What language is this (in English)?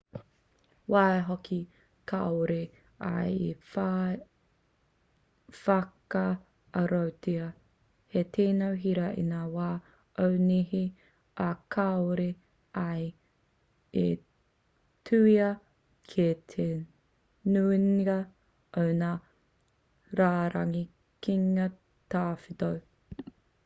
Māori